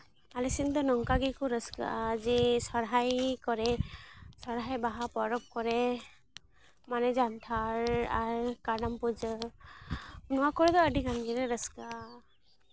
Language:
Santali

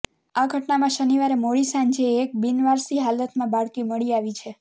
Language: Gujarati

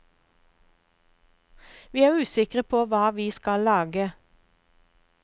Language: Norwegian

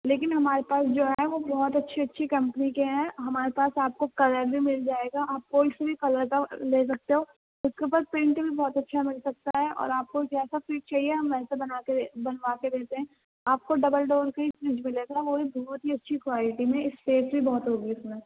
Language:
Urdu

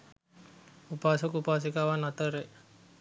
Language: Sinhala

